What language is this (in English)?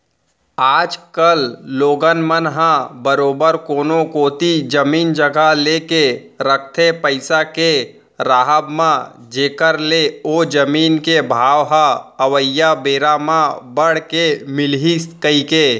Chhattisgarhi